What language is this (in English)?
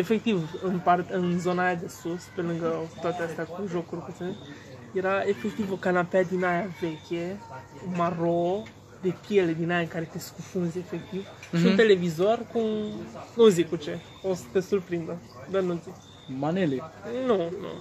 Romanian